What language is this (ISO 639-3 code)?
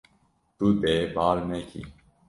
kur